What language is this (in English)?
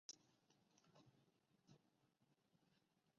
Chinese